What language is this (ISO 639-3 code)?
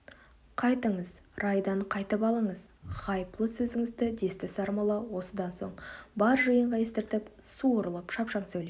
kaz